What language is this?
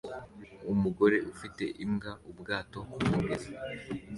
Kinyarwanda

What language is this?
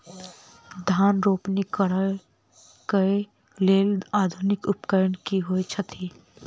Maithili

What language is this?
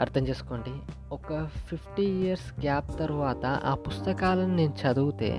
Telugu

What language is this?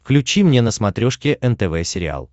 Russian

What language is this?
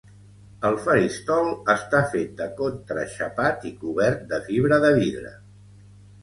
Catalan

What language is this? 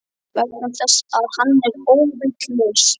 Icelandic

